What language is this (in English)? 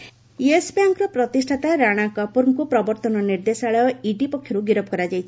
Odia